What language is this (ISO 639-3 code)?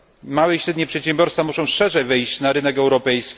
pol